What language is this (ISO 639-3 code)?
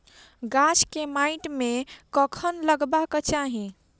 mai